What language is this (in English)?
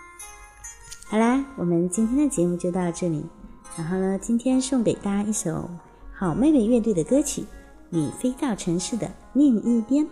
Chinese